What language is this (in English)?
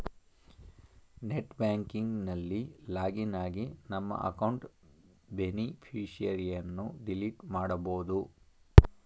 Kannada